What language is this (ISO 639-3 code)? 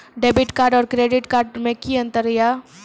mai